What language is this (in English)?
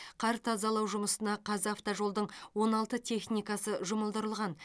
Kazakh